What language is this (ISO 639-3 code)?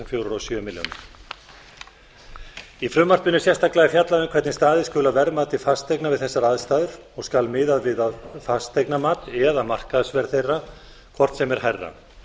isl